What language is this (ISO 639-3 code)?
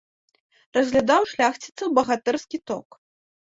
bel